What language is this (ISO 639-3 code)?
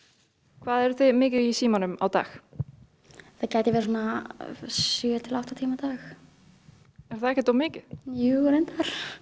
isl